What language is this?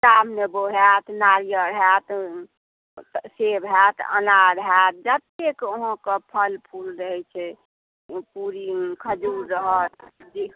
Maithili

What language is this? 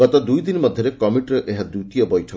Odia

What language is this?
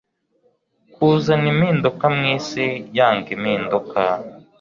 Kinyarwanda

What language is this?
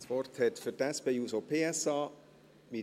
Swiss German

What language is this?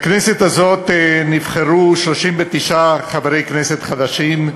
Hebrew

